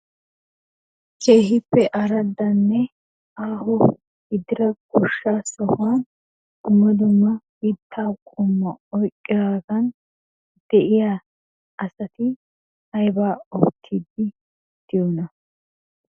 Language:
Wolaytta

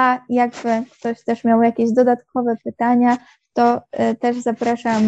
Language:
Polish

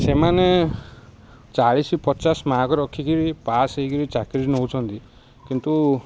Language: Odia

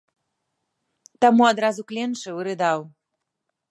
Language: Belarusian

